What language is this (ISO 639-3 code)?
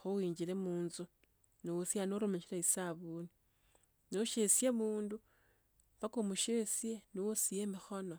lto